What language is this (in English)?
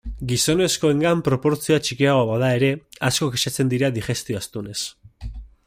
Basque